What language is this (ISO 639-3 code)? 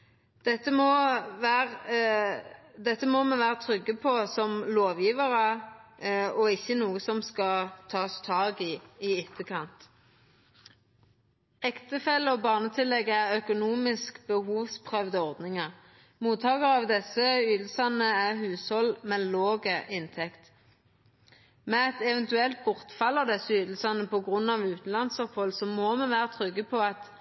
nno